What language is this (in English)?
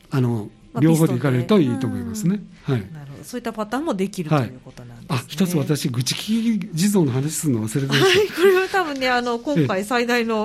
Japanese